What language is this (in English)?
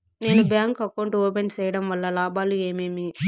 Telugu